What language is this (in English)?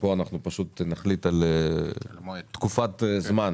Hebrew